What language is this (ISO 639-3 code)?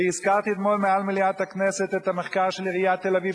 heb